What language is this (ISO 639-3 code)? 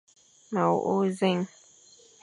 fan